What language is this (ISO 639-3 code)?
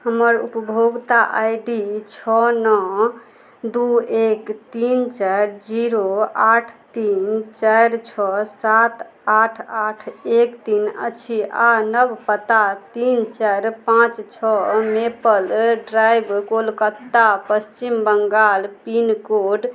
mai